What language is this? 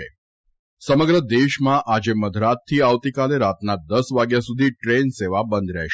Gujarati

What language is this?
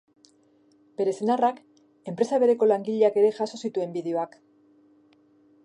Basque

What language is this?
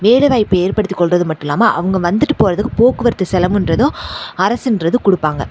Tamil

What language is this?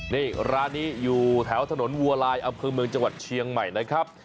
Thai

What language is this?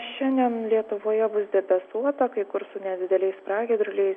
Lithuanian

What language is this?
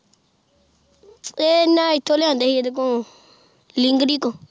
Punjabi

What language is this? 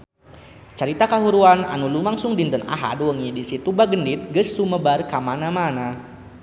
Sundanese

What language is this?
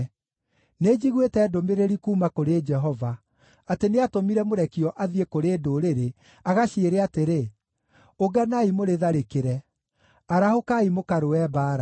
Kikuyu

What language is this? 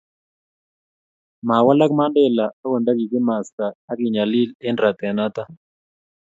Kalenjin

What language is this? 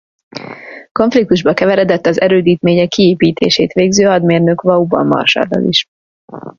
Hungarian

